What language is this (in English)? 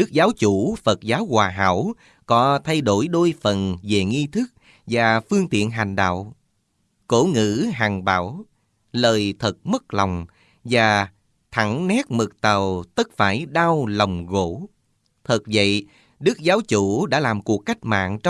Vietnamese